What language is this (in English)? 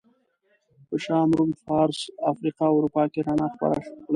Pashto